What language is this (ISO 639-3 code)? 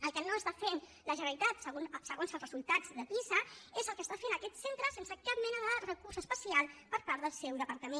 cat